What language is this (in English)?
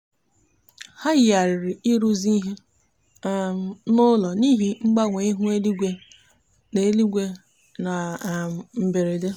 Igbo